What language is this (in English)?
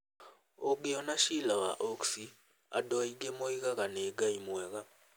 Kikuyu